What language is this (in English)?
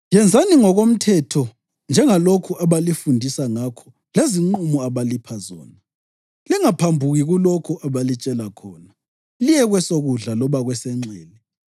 North Ndebele